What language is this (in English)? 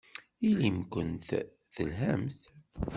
Kabyle